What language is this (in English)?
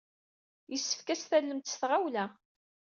Kabyle